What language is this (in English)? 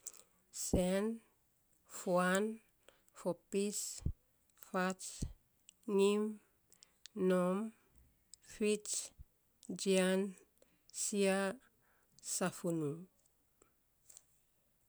Saposa